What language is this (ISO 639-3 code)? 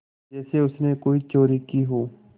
hin